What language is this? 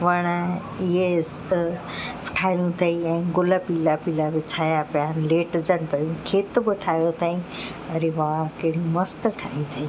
Sindhi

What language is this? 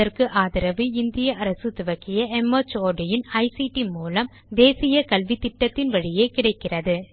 Tamil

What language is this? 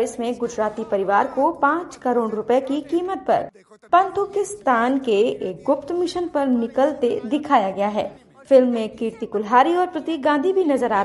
Hindi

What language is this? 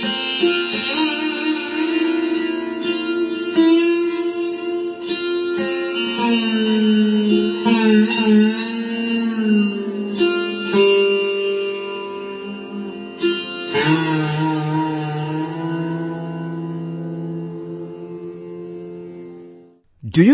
English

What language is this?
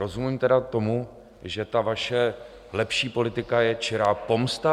Czech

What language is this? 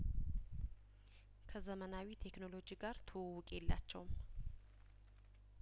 Amharic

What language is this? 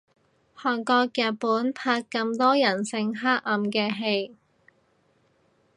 Cantonese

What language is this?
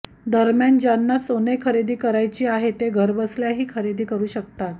Marathi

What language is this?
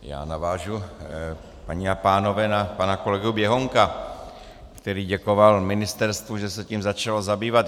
Czech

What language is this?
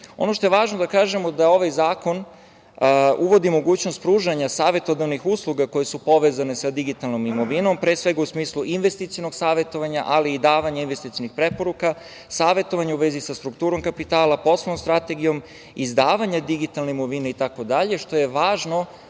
Serbian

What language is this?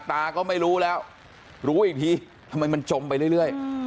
Thai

